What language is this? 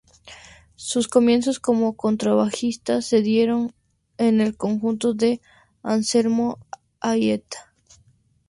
Spanish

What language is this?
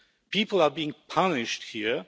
English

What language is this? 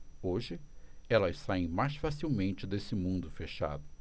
Portuguese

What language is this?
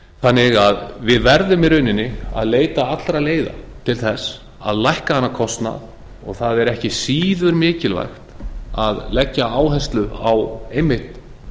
Icelandic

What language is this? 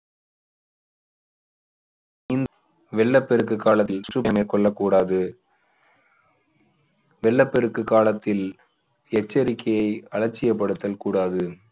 Tamil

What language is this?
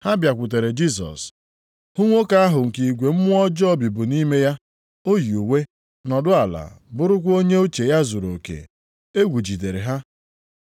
Igbo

